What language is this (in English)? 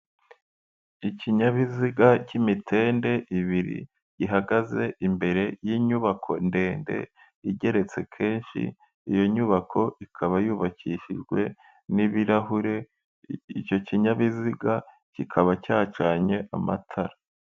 Kinyarwanda